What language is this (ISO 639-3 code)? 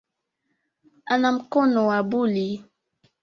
swa